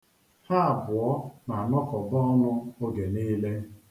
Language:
Igbo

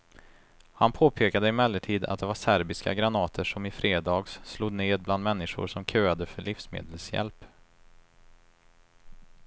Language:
Swedish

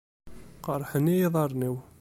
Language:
Kabyle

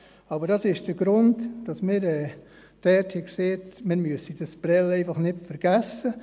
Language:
Swiss German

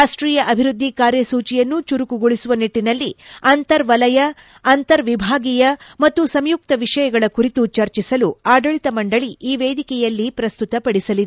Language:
Kannada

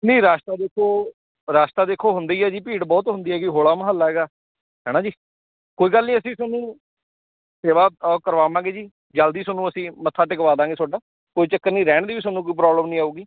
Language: Punjabi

